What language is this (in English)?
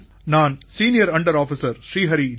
Tamil